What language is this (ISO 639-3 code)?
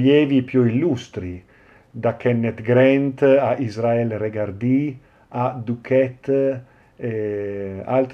ita